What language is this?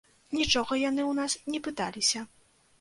Belarusian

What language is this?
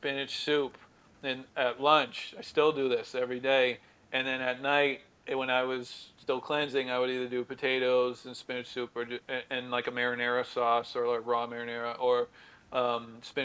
English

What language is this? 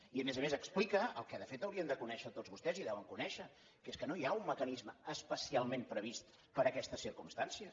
Catalan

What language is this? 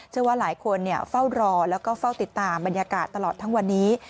Thai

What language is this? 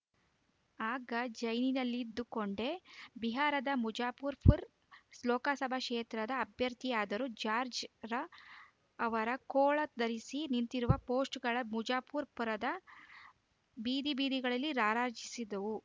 Kannada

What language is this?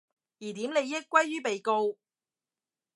Cantonese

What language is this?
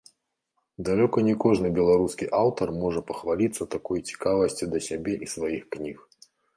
Belarusian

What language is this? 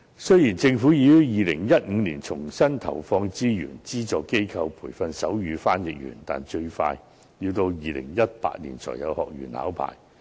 Cantonese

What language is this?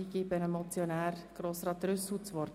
Swiss German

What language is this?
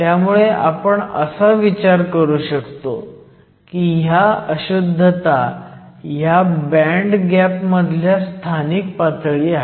Marathi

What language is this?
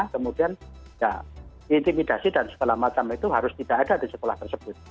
Indonesian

